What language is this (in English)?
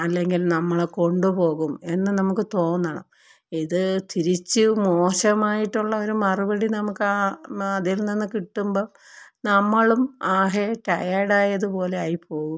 Malayalam